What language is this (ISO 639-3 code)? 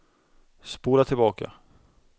swe